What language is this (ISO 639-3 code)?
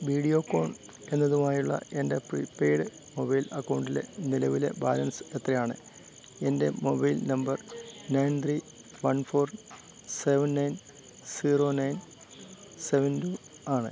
mal